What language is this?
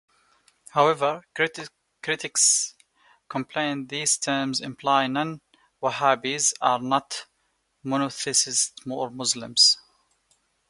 English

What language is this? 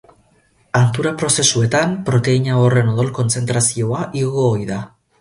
Basque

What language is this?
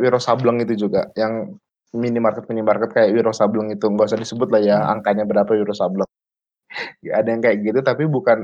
Indonesian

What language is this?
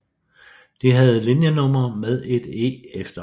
Danish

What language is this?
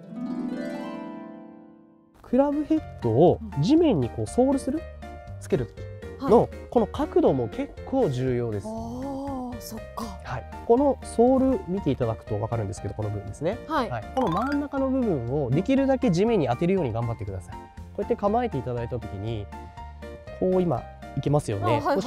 Japanese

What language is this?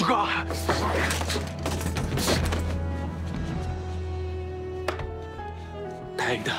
Korean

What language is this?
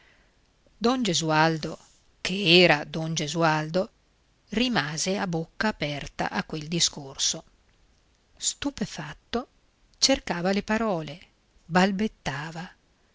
Italian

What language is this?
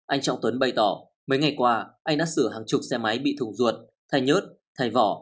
Vietnamese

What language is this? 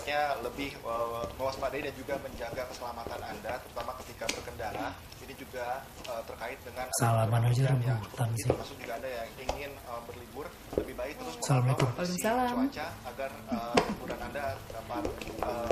Indonesian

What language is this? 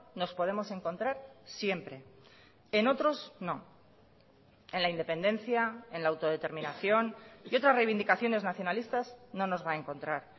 Spanish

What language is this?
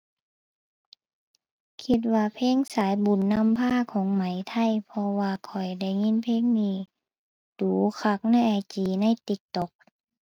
Thai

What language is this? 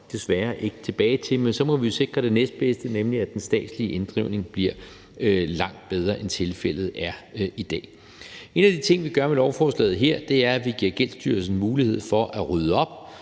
Danish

